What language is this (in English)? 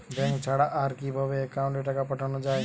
Bangla